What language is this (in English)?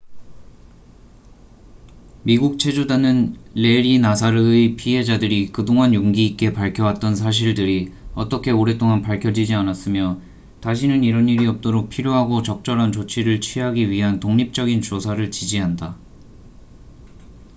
Korean